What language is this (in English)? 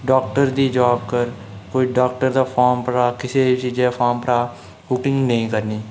Dogri